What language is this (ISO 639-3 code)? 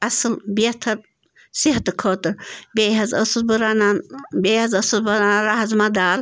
kas